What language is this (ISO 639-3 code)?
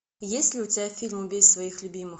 rus